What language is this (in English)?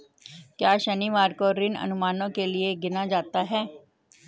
Hindi